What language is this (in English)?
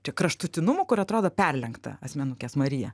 Lithuanian